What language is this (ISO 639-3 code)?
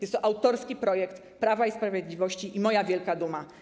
pol